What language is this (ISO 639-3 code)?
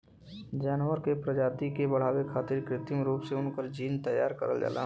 bho